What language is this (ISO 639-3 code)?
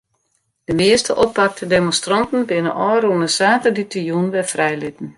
fry